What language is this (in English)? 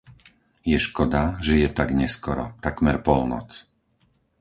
Slovak